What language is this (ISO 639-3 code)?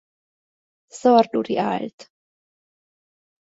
hun